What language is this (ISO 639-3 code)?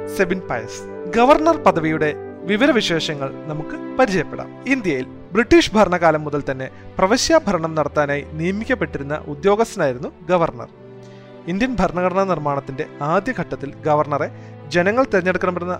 mal